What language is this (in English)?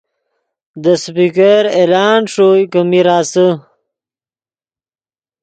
Yidgha